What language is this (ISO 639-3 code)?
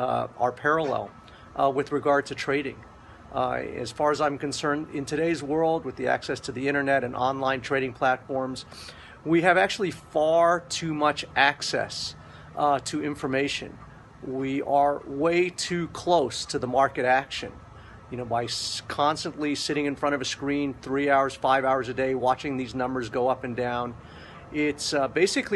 eng